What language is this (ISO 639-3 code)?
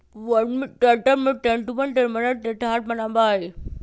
mag